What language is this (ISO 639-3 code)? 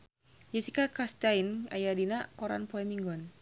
sun